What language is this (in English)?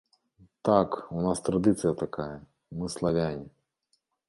Belarusian